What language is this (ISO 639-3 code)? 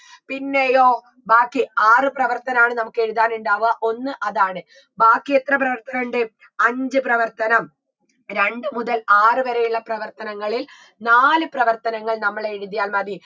mal